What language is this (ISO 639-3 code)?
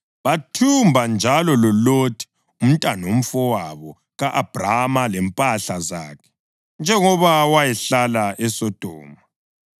nde